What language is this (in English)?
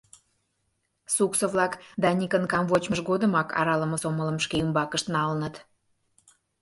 Mari